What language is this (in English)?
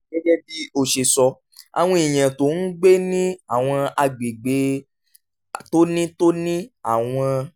Yoruba